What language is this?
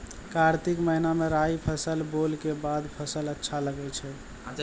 Maithili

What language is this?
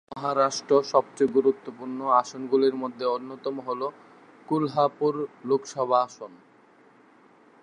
Bangla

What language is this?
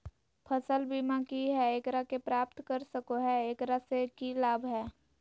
Magahi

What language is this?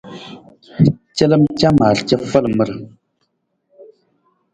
Nawdm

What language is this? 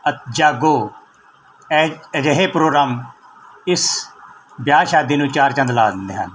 Punjabi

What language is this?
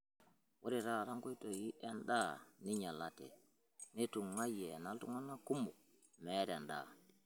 Masai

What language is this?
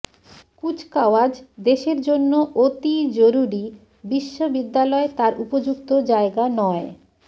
Bangla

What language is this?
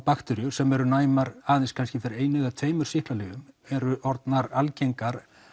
Icelandic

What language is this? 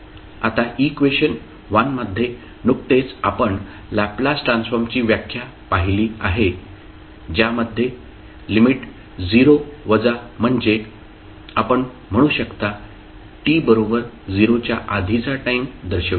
Marathi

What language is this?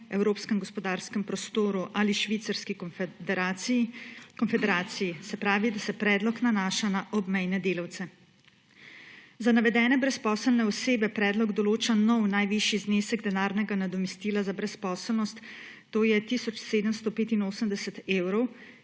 Slovenian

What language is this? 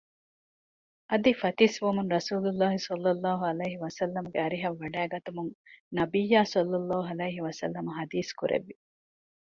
Divehi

